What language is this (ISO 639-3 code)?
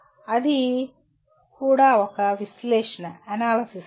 tel